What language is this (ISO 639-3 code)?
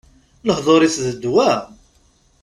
kab